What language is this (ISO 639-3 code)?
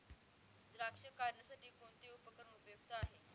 mar